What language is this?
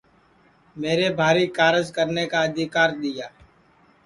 Sansi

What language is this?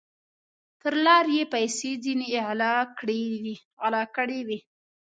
Pashto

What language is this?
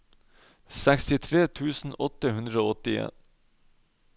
Norwegian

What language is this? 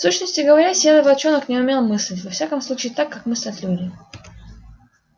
Russian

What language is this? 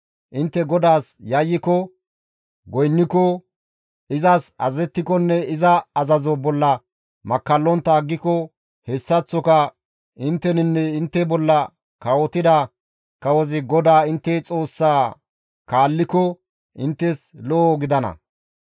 Gamo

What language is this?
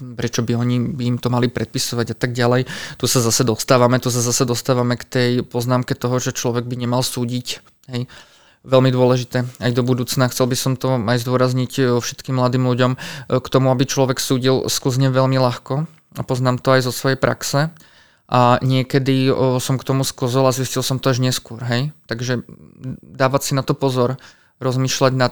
Slovak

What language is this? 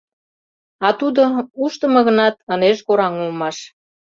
Mari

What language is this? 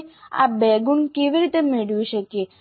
Gujarati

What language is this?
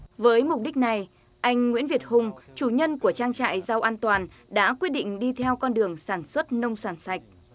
Vietnamese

